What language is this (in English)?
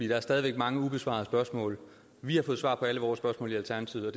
Danish